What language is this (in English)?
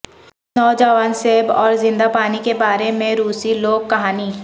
Urdu